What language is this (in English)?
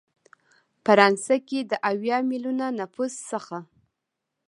Pashto